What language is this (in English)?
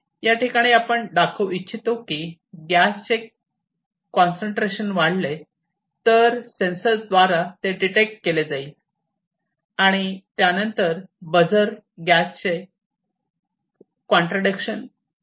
Marathi